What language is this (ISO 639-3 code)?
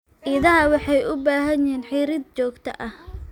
som